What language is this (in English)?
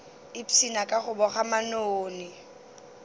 Northern Sotho